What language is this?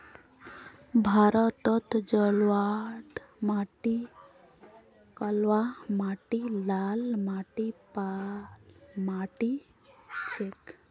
Magahi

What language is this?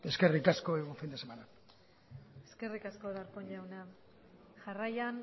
Basque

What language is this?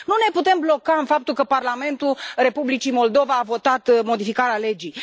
Romanian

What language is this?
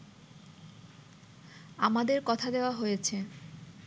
Bangla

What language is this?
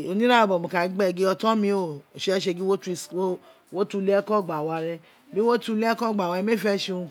Isekiri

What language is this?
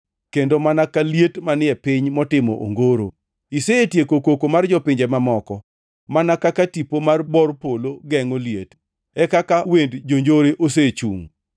Luo (Kenya and Tanzania)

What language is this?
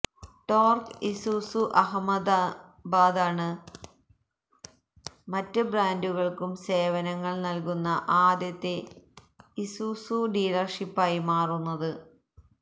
Malayalam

